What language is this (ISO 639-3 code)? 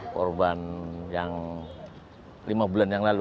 ind